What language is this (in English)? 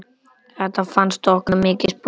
Icelandic